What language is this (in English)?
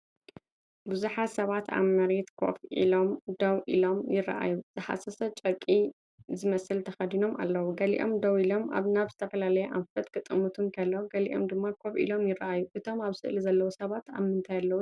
Tigrinya